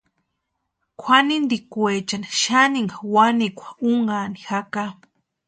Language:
Western Highland Purepecha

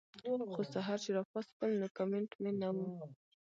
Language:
Pashto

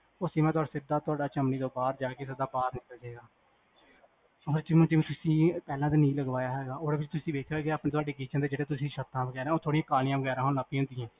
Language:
Punjabi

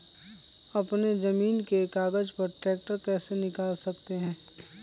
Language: Magahi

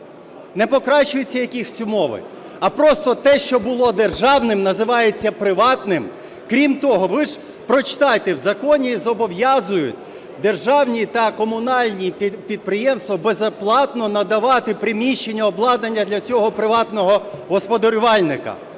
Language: Ukrainian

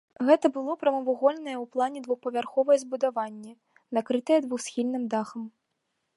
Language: Belarusian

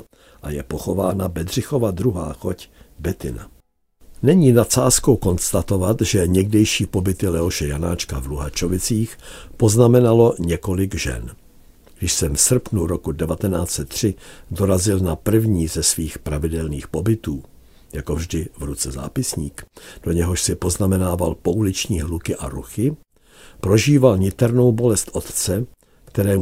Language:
Czech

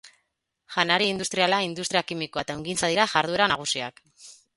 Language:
Basque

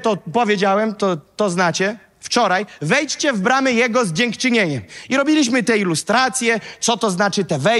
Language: Polish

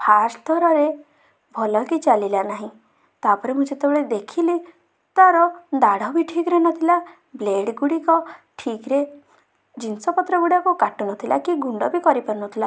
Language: Odia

